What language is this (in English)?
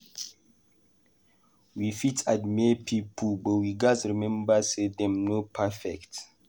Nigerian Pidgin